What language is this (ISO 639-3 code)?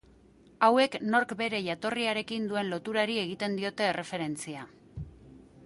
eus